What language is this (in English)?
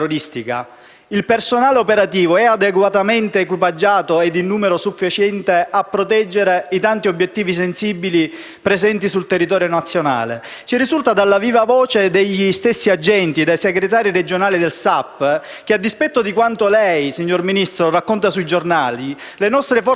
Italian